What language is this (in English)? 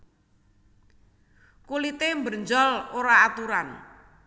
Javanese